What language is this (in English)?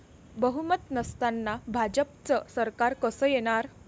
Marathi